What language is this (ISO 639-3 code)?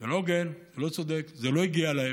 heb